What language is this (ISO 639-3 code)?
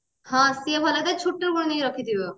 ori